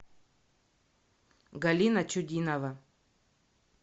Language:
Russian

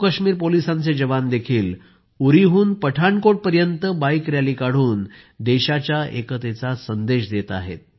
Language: Marathi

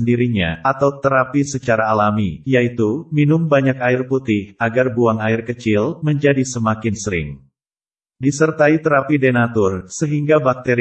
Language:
Indonesian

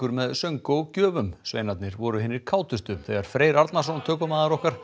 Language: Icelandic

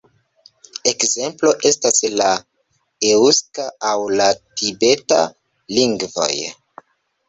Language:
Esperanto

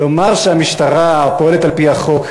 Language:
Hebrew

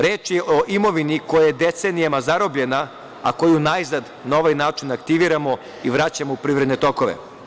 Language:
Serbian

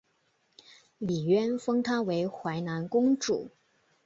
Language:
Chinese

